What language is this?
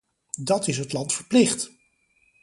Dutch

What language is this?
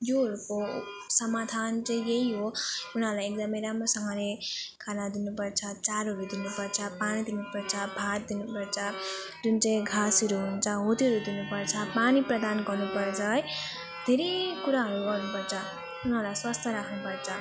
Nepali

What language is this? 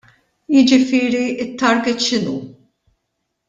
Maltese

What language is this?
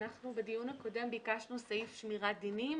Hebrew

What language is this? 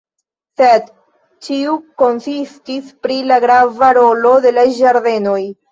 Esperanto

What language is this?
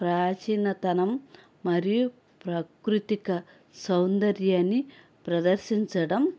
Telugu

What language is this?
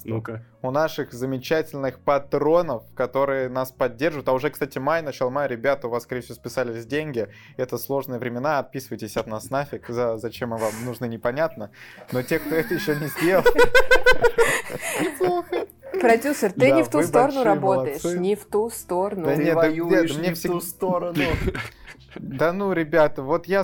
Russian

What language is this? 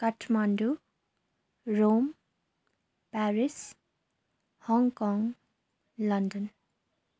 Nepali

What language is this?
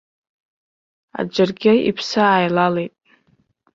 Abkhazian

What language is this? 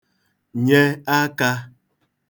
Igbo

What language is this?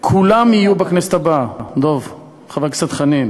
Hebrew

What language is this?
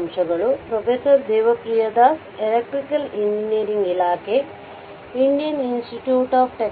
Kannada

